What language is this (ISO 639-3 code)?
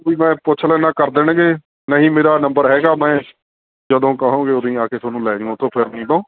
pan